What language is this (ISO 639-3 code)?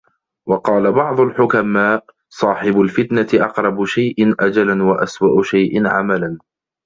ara